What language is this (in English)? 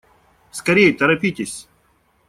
Russian